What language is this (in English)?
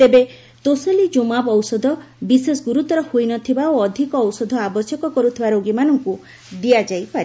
Odia